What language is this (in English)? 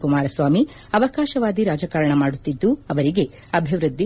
Kannada